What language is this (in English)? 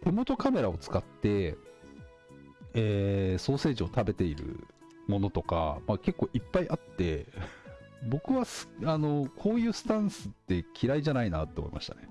Japanese